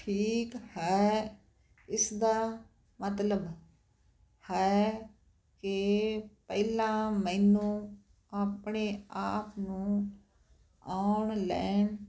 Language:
Punjabi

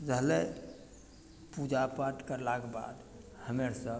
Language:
Maithili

